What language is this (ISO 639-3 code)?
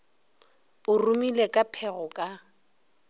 nso